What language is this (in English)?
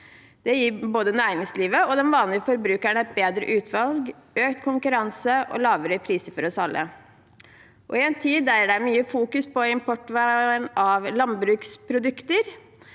Norwegian